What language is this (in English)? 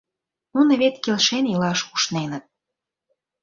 Mari